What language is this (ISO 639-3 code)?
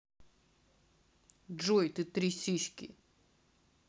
rus